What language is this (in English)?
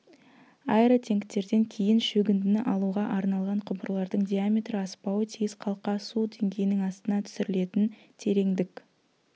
Kazakh